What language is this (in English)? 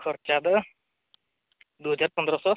Santali